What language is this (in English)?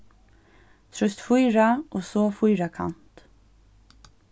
Faroese